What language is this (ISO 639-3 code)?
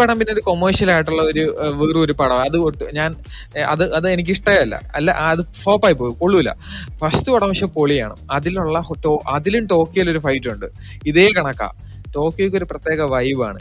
mal